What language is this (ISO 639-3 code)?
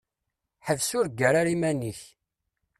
kab